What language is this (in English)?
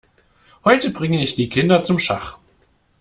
German